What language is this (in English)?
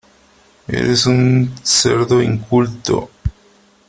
Spanish